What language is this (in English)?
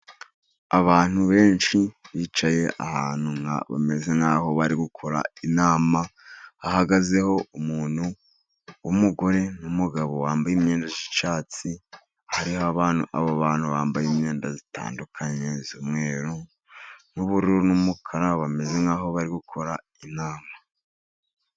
Kinyarwanda